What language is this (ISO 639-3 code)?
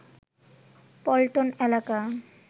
ben